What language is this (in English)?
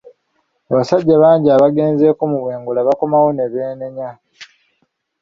Ganda